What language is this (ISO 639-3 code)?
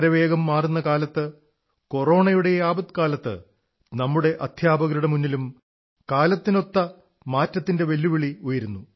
mal